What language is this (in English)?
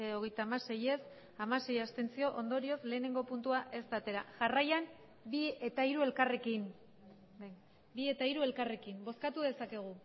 Basque